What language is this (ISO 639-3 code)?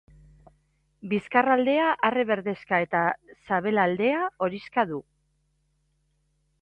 eus